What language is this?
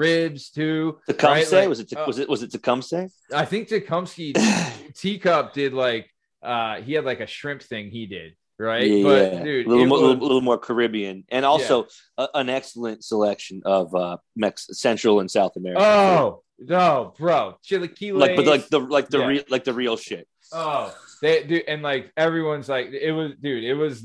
English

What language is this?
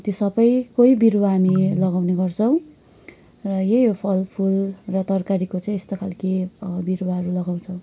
Nepali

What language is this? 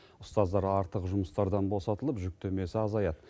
Kazakh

